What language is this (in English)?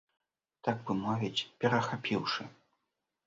Belarusian